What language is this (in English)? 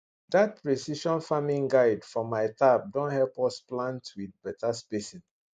Nigerian Pidgin